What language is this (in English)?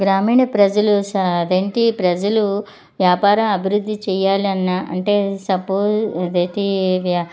Telugu